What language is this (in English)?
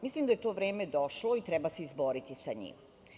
Serbian